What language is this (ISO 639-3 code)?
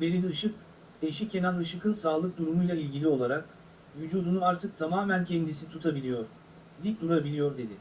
tur